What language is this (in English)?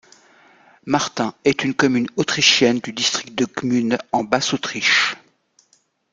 French